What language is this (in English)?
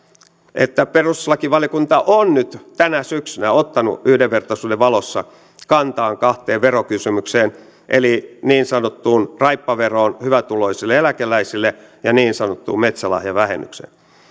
Finnish